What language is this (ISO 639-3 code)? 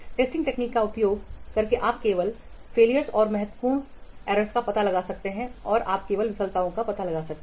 hin